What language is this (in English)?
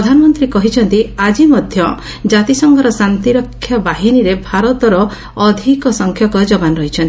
Odia